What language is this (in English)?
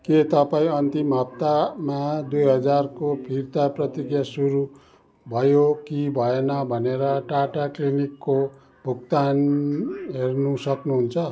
Nepali